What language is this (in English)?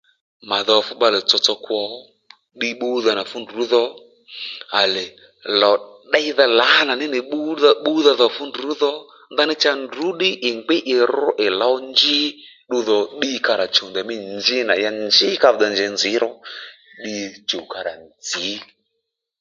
Lendu